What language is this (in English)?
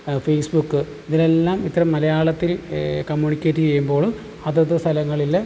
Malayalam